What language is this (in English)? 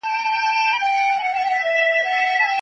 Pashto